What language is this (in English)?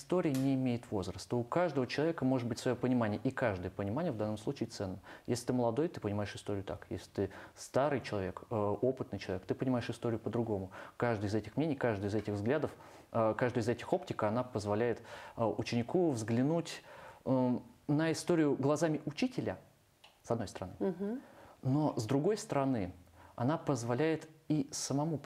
Russian